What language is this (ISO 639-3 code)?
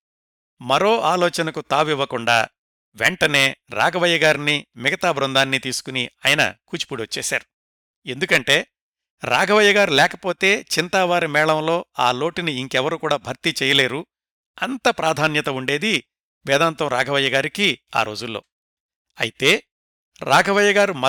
tel